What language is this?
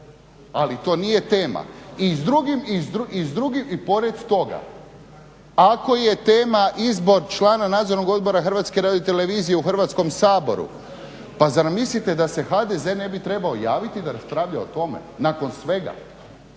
Croatian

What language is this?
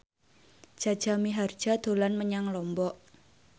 Javanese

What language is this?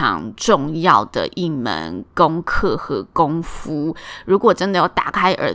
Chinese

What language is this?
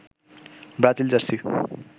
Bangla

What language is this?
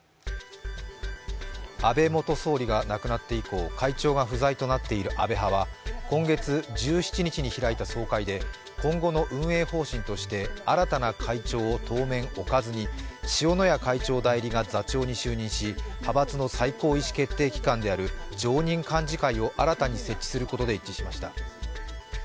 Japanese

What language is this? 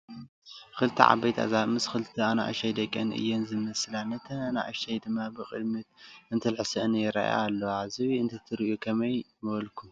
Tigrinya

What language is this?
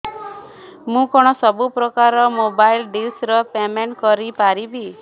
Odia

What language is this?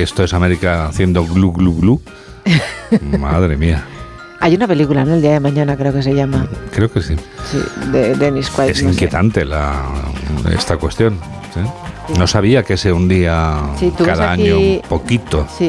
Spanish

